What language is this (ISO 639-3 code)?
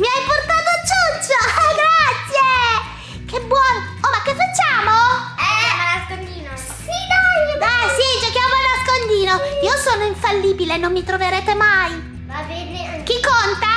ita